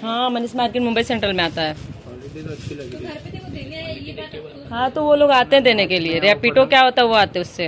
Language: Hindi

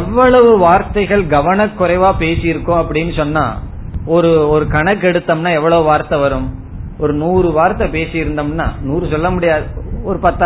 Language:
Tamil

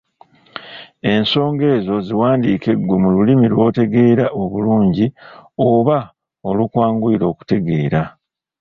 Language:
Ganda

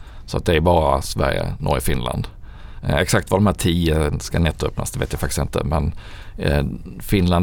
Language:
Swedish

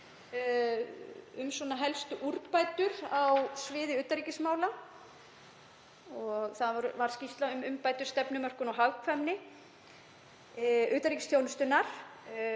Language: Icelandic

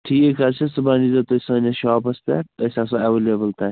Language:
Kashmiri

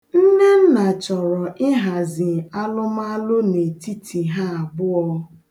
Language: Igbo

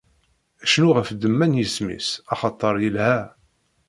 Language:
Kabyle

